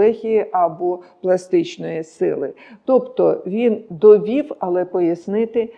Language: Ukrainian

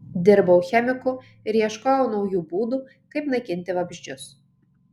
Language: Lithuanian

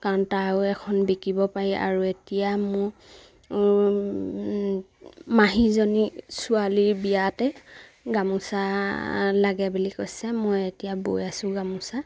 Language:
Assamese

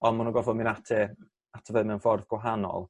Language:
Welsh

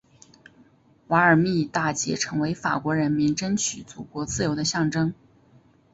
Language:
Chinese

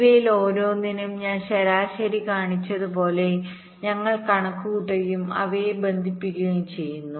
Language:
Malayalam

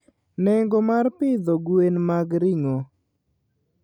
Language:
Luo (Kenya and Tanzania)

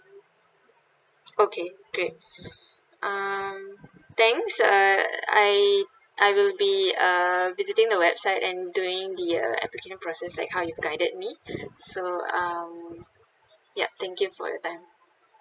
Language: English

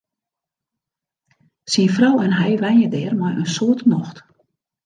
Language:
Western Frisian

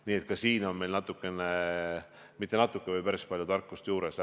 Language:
Estonian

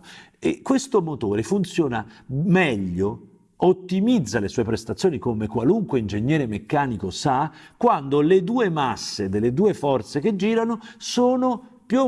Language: Italian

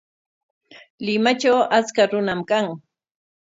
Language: Corongo Ancash Quechua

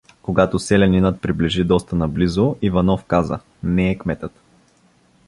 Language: Bulgarian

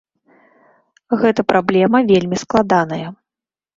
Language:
Belarusian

